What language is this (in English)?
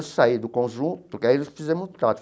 Portuguese